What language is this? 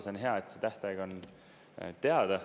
Estonian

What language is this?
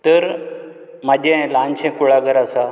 Konkani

